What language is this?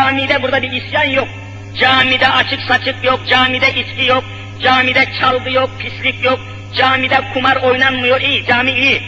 Turkish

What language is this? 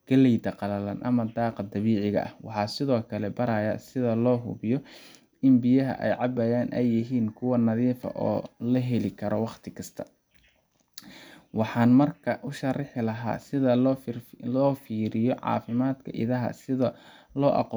Somali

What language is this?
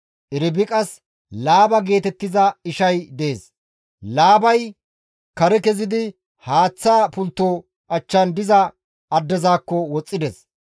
Gamo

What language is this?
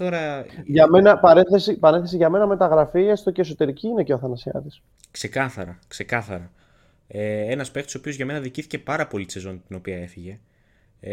Greek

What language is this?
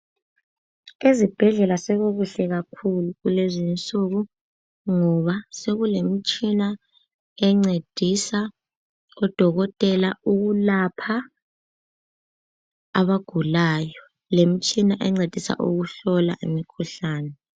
North Ndebele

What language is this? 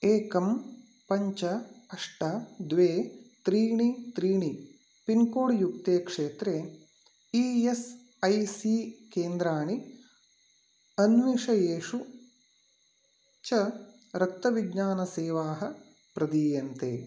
Sanskrit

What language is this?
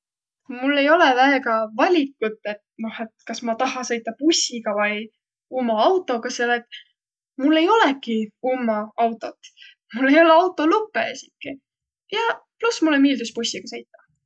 Võro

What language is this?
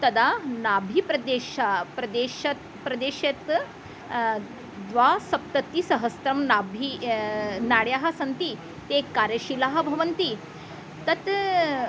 Sanskrit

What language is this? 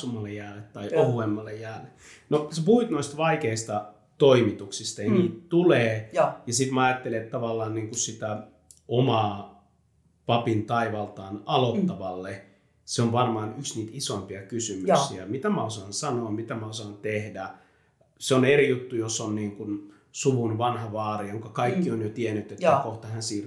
Finnish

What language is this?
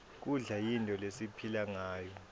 Swati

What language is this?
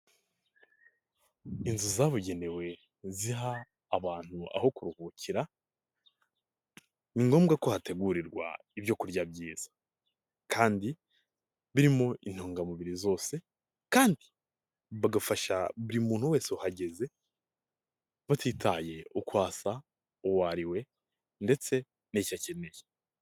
Kinyarwanda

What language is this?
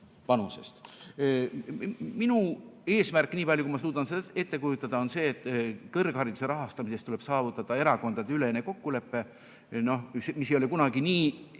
Estonian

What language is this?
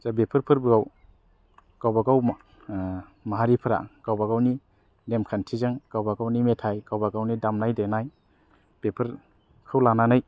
Bodo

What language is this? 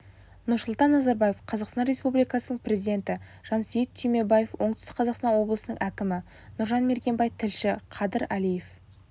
Kazakh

